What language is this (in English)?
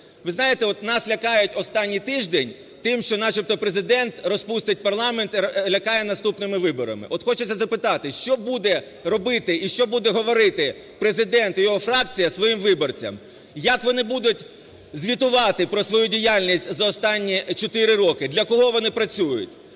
Ukrainian